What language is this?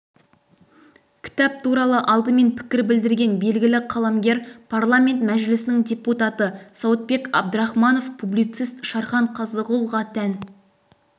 Kazakh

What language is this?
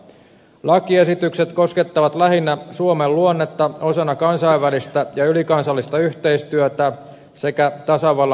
Finnish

